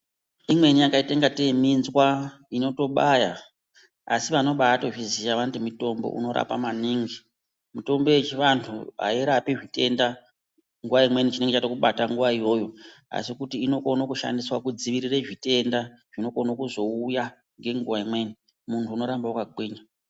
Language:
Ndau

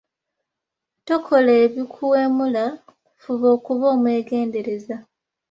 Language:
Ganda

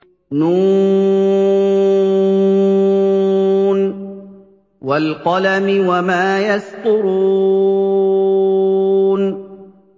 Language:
Arabic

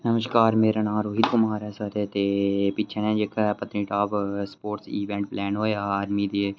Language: Dogri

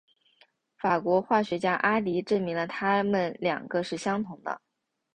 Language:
Chinese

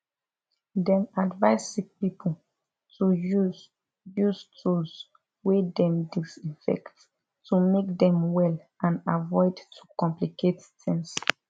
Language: Nigerian Pidgin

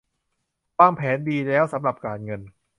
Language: Thai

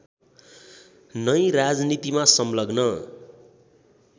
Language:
Nepali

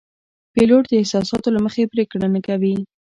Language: Pashto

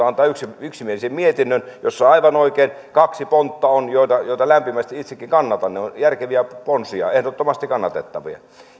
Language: Finnish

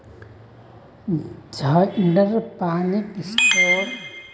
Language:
Magahi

